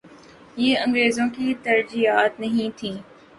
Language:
Urdu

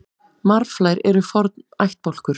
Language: Icelandic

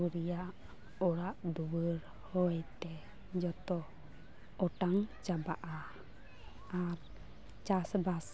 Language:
Santali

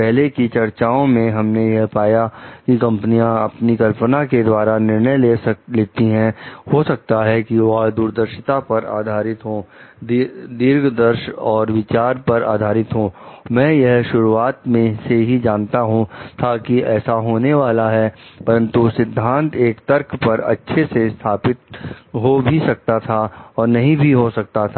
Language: Hindi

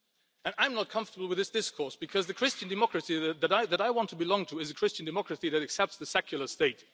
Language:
English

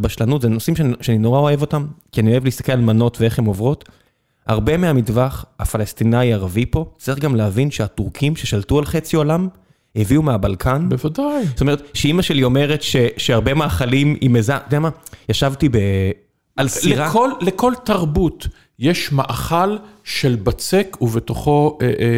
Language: Hebrew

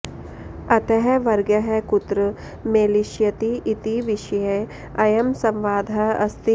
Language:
Sanskrit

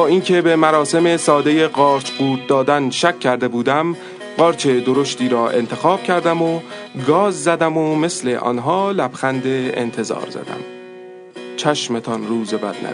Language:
Persian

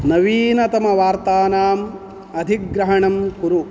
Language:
Sanskrit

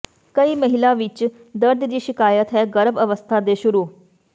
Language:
Punjabi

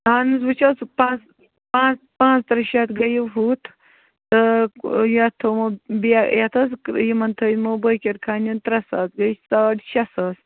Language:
Kashmiri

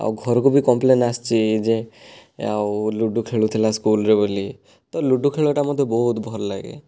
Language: Odia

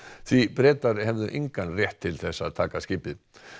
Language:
Icelandic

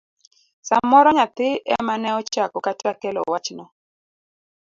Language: Luo (Kenya and Tanzania)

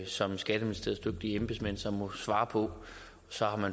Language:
Danish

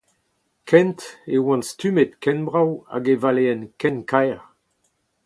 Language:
Breton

